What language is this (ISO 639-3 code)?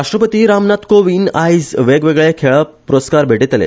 kok